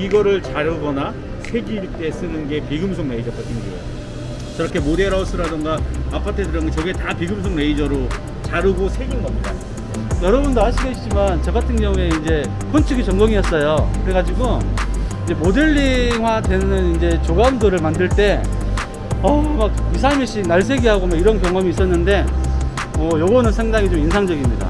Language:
Korean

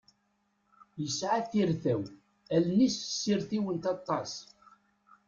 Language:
Kabyle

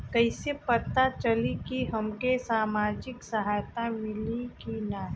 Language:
Bhojpuri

